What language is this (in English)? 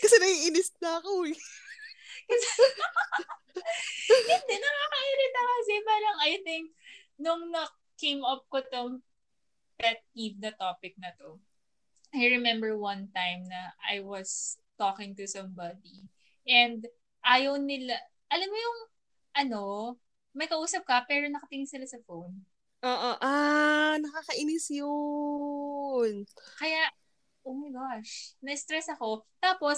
Filipino